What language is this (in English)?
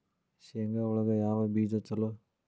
Kannada